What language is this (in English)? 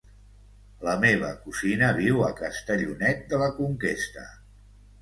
Catalan